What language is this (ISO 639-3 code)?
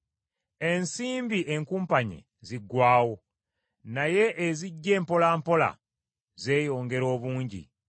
lug